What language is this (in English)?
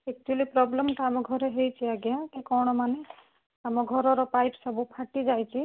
Odia